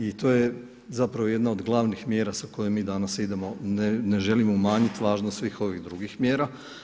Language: Croatian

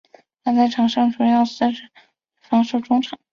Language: Chinese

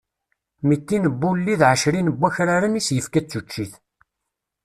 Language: Kabyle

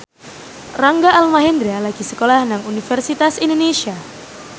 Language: Javanese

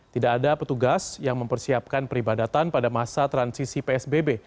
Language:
Indonesian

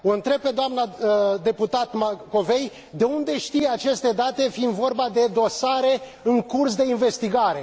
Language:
Romanian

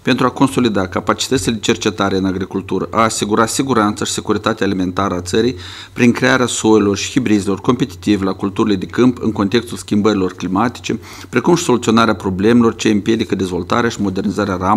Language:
Romanian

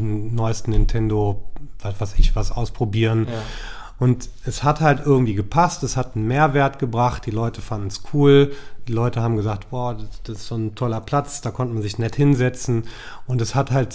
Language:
German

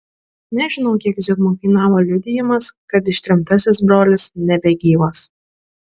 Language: Lithuanian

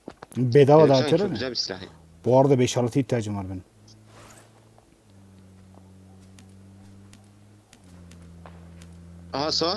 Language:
Turkish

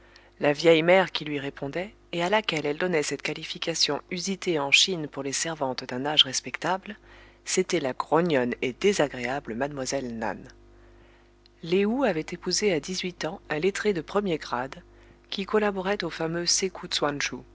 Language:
French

